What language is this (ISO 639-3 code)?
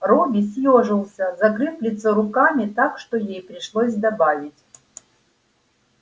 rus